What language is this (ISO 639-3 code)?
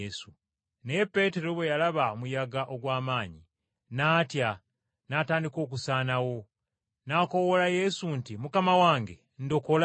lug